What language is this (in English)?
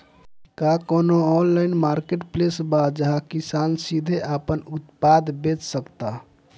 Bhojpuri